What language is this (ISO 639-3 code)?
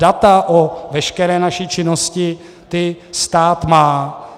ces